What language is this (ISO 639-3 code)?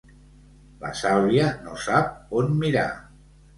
cat